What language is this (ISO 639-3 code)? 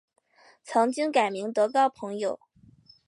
zho